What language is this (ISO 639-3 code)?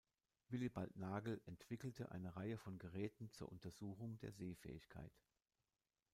deu